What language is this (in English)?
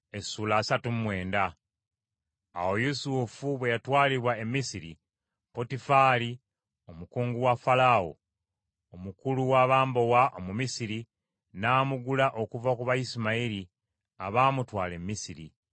Ganda